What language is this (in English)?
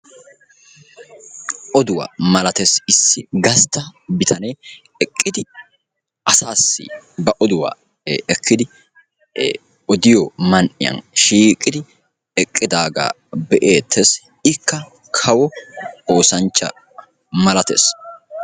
Wolaytta